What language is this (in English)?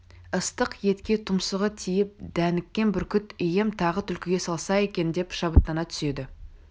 Kazakh